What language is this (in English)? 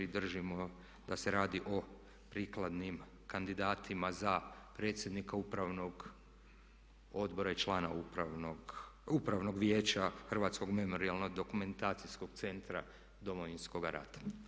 Croatian